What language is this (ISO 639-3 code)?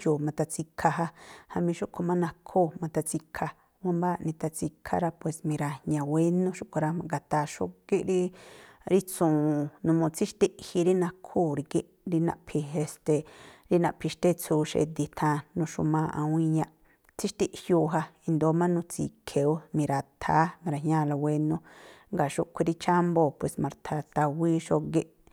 tpl